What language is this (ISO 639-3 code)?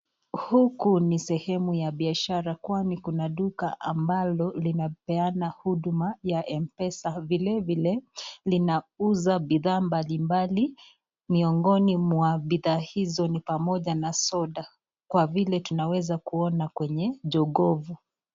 swa